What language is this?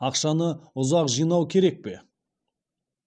Kazakh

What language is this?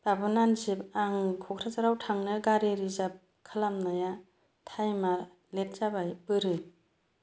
Bodo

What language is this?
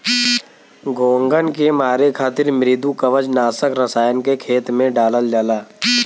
Bhojpuri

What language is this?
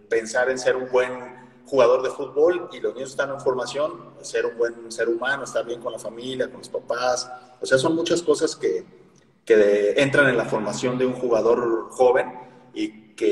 Spanish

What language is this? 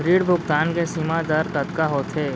Chhattisgarhi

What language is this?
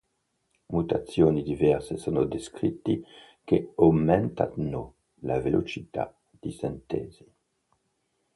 Italian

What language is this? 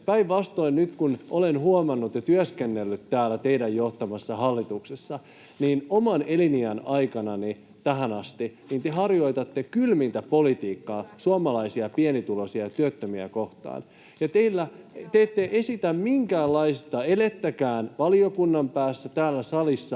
Finnish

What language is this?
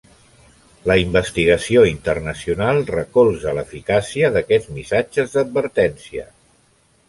Catalan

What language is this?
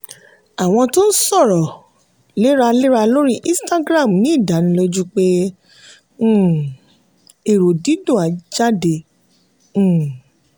Yoruba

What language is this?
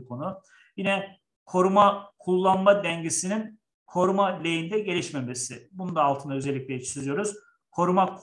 Turkish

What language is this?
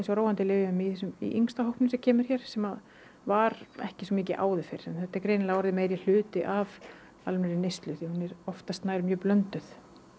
Icelandic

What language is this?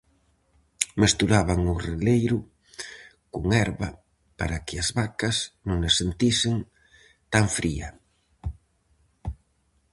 Galician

